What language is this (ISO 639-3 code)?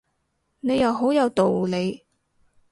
yue